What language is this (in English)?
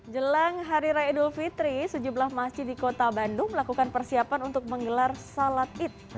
Indonesian